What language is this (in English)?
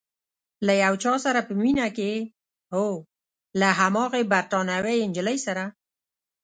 Pashto